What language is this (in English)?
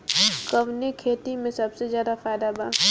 Bhojpuri